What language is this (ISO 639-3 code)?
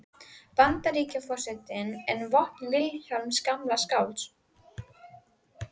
isl